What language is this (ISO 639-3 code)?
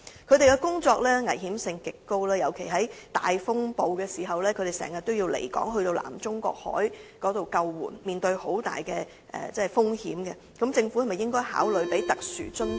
yue